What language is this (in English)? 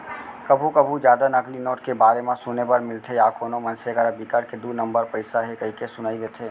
Chhattisgarhi